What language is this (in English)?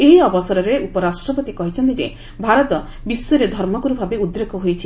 Odia